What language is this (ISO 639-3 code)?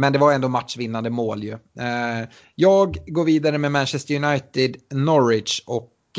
swe